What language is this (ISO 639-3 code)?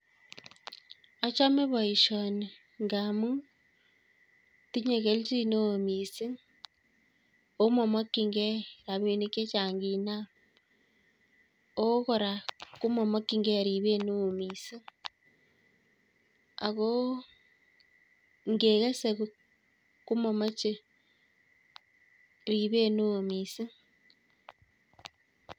kln